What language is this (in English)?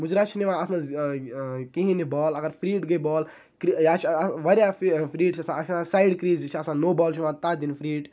Kashmiri